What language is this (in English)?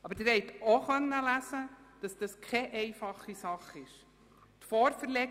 Swiss German